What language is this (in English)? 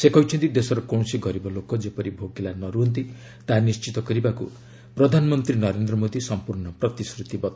Odia